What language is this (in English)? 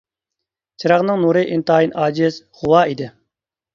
Uyghur